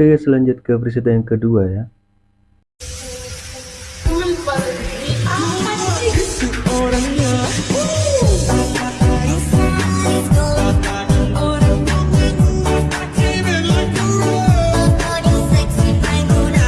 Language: Indonesian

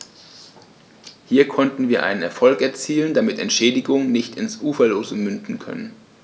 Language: German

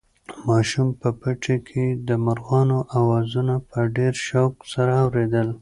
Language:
Pashto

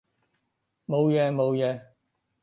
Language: Cantonese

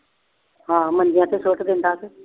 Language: Punjabi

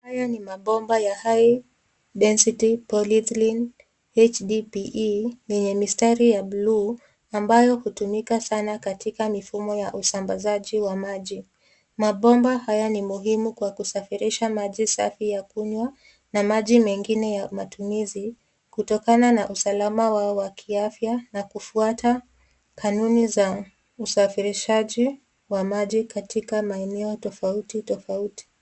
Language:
Swahili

